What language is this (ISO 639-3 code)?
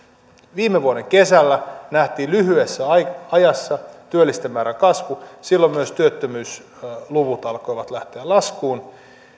fin